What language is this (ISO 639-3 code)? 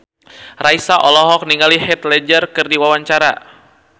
sun